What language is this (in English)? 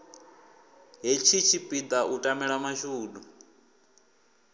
Venda